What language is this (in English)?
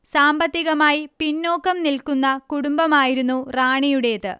Malayalam